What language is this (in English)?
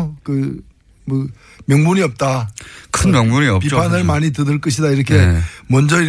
Korean